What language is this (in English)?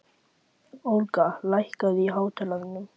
Icelandic